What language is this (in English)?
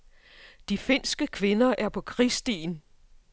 Danish